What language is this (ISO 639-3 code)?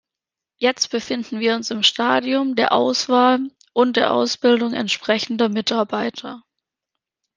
deu